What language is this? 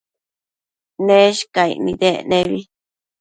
Matsés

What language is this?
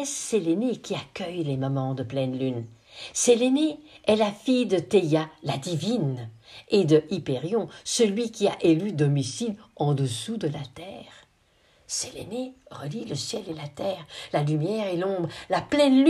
French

